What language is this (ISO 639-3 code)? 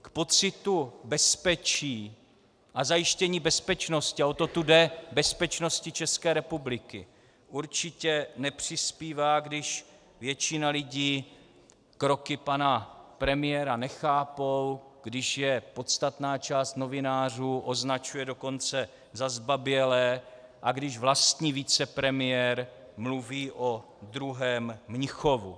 ces